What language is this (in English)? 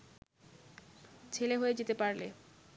Bangla